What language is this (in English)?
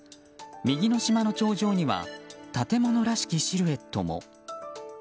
Japanese